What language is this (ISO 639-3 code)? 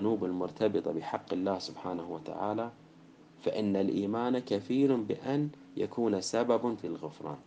ara